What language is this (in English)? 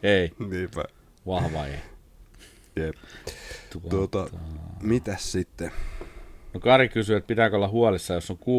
Finnish